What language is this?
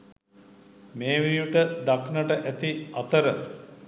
Sinhala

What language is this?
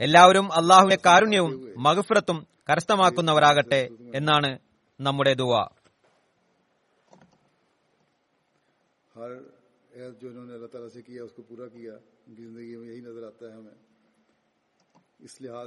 Malayalam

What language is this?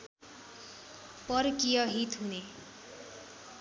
Nepali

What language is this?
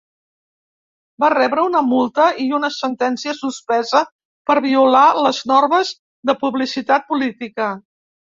Catalan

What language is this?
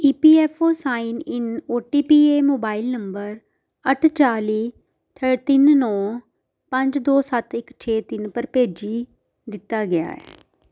Dogri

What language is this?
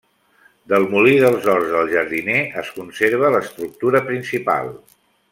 Catalan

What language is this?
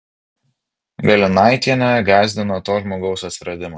Lithuanian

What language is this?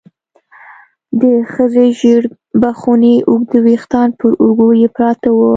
Pashto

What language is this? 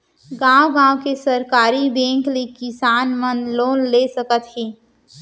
Chhattisgarhi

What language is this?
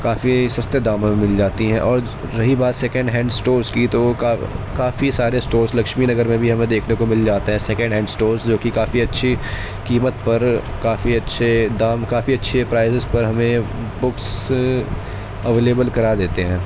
Urdu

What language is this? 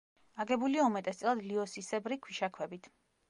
Georgian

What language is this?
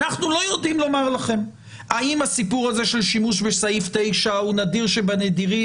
Hebrew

